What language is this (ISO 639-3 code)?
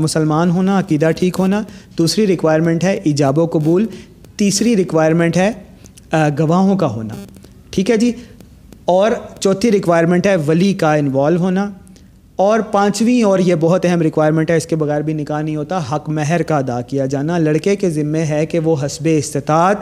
urd